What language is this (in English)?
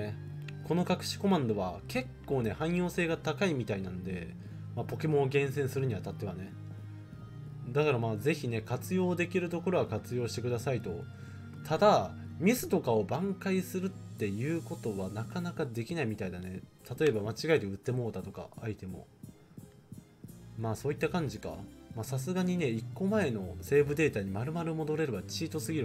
Japanese